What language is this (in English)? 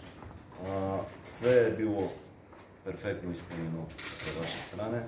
Bulgarian